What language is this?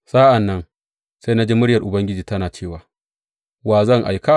Hausa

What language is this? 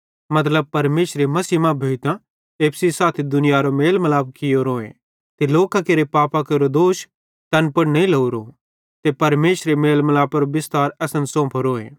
Bhadrawahi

